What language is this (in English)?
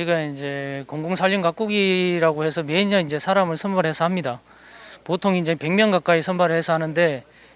Korean